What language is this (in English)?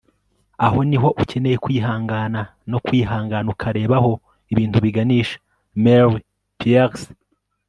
Kinyarwanda